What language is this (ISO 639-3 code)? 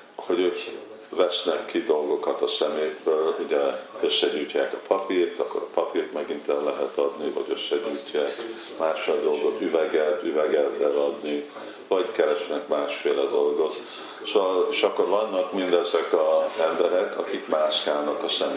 hun